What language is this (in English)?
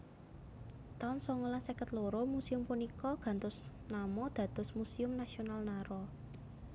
Javanese